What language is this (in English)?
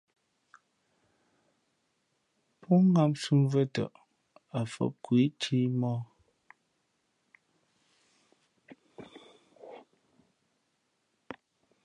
Fe'fe'